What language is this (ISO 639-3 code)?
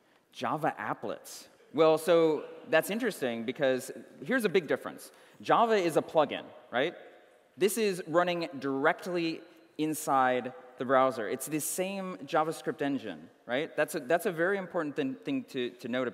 eng